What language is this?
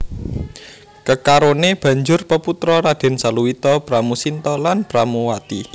Javanese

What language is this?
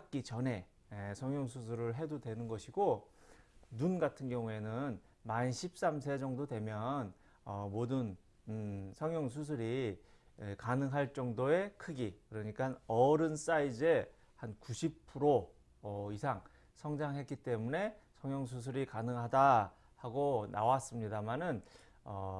Korean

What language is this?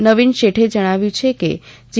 Gujarati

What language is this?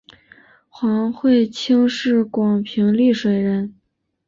Chinese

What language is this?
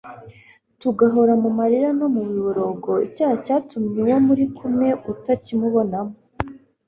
Kinyarwanda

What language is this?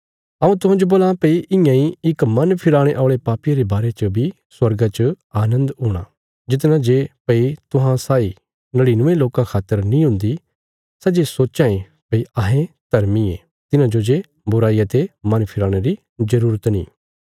Bilaspuri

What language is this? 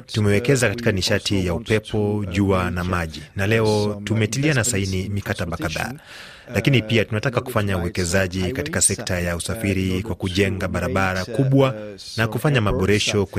Swahili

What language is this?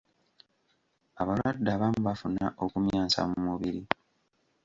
Ganda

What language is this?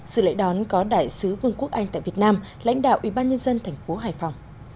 Vietnamese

